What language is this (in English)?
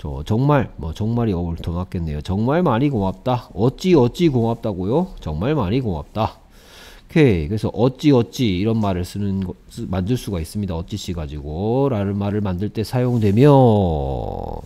Korean